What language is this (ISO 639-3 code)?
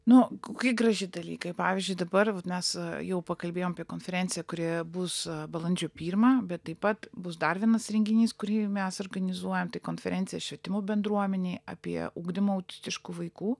lit